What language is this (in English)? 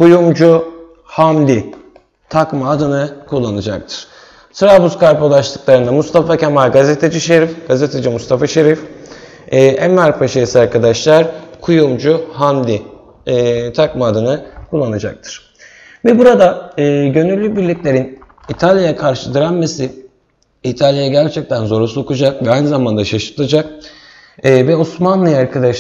Turkish